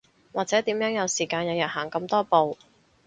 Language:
Cantonese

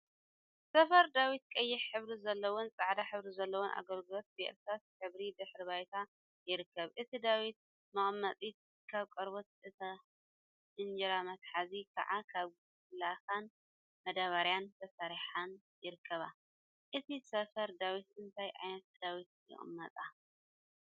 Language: Tigrinya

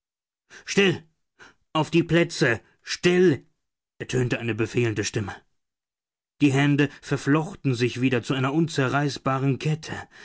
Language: German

